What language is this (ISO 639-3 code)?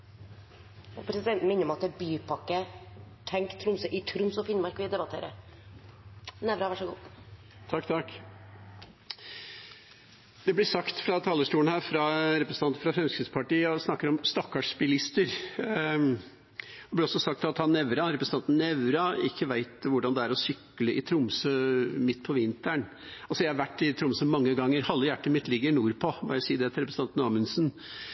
nor